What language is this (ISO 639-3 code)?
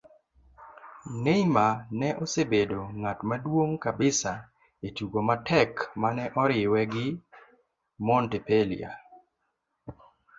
luo